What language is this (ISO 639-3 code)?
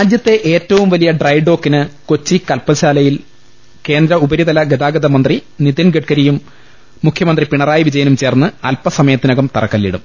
mal